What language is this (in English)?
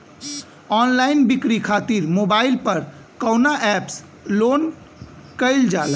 Bhojpuri